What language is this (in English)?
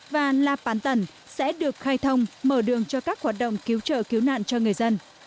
Vietnamese